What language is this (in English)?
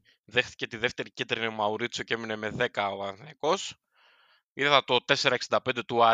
Greek